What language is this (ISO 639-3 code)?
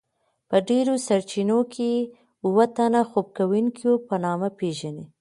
pus